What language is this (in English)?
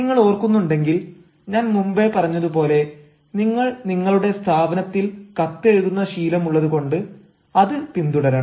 Malayalam